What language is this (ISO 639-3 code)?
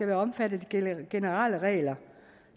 dan